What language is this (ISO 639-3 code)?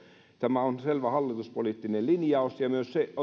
fin